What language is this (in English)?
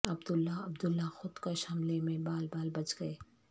Urdu